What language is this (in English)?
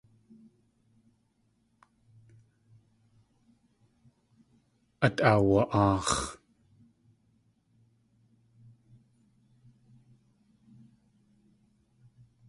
Tlingit